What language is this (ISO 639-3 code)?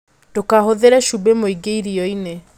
kik